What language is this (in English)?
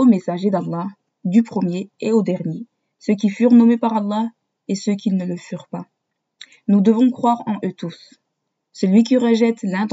French